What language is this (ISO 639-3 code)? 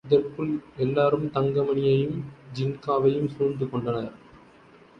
tam